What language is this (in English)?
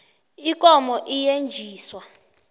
South Ndebele